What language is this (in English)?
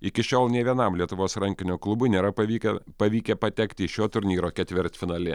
Lithuanian